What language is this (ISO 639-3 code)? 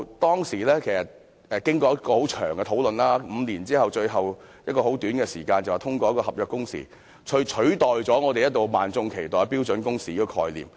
yue